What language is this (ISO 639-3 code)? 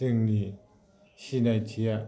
brx